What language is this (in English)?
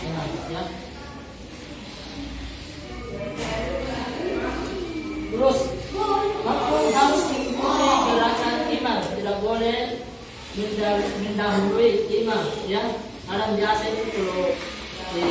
Indonesian